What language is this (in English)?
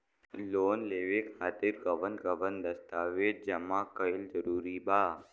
Bhojpuri